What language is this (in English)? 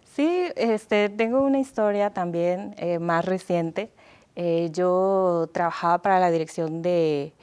Spanish